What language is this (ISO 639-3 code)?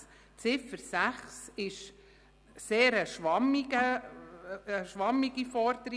gsw